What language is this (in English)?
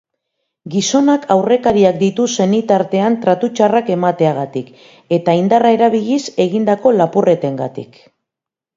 Basque